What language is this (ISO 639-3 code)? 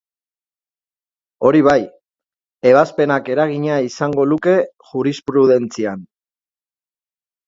eus